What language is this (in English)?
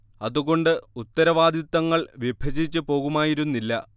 Malayalam